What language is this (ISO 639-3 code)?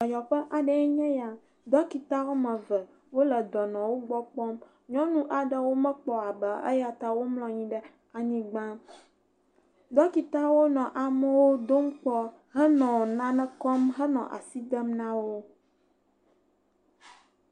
ewe